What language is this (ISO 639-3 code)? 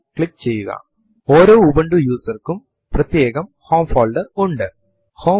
mal